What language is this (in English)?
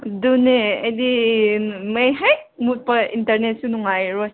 Manipuri